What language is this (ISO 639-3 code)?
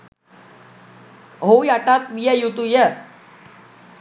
sin